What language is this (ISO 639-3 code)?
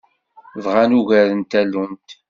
kab